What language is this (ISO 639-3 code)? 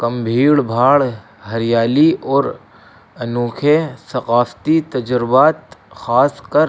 urd